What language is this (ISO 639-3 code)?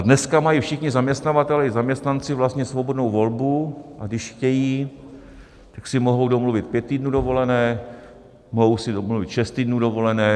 ces